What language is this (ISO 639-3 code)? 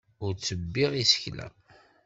kab